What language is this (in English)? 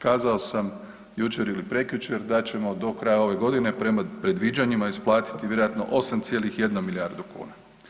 Croatian